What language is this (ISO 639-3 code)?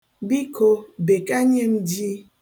ibo